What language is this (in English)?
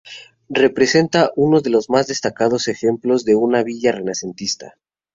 Spanish